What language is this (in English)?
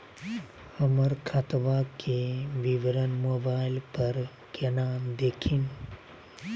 Magahi